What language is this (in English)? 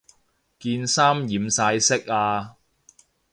Cantonese